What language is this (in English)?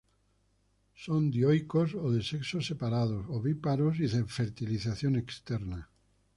Spanish